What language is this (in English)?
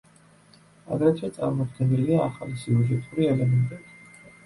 Georgian